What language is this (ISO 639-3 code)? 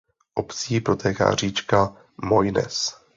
ces